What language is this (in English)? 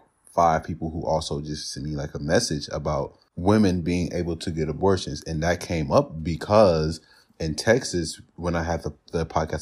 English